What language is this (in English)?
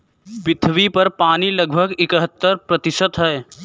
Hindi